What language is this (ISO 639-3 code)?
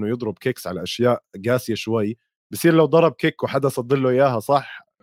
ara